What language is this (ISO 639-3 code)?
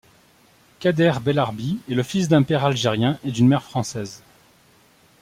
fra